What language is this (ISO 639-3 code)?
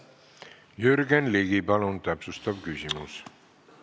est